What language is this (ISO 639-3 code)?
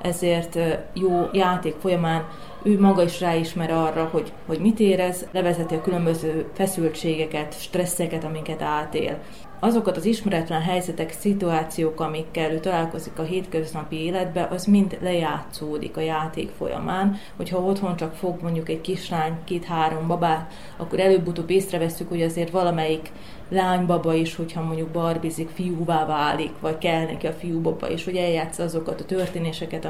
hun